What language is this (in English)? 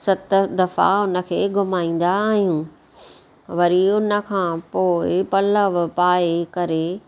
Sindhi